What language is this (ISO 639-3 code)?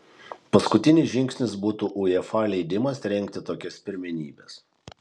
lit